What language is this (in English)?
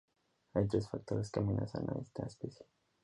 Spanish